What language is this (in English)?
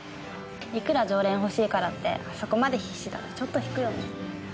Japanese